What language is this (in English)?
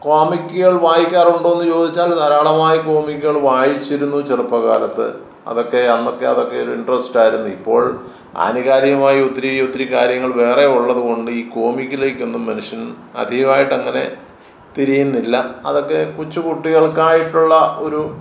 Malayalam